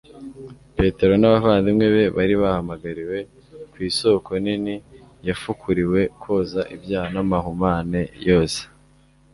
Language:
Kinyarwanda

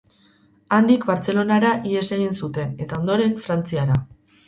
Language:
Basque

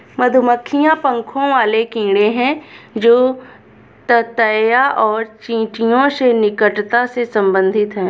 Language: Hindi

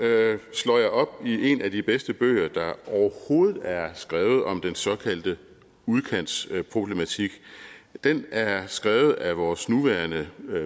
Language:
Danish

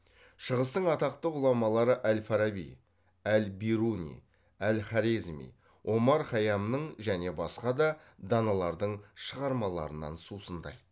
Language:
Kazakh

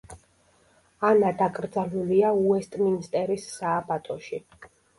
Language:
Georgian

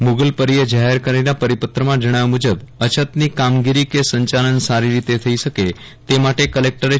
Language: Gujarati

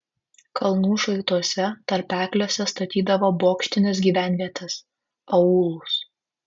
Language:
Lithuanian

